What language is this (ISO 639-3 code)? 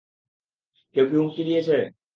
ben